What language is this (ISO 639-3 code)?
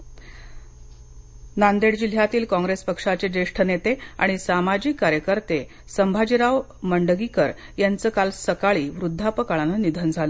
mar